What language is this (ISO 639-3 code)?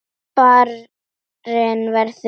isl